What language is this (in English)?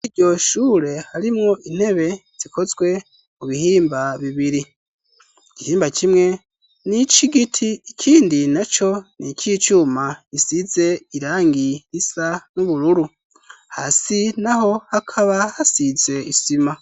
Rundi